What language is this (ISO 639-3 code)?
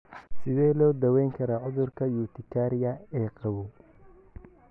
som